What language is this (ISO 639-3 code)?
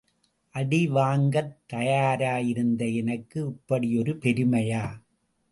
tam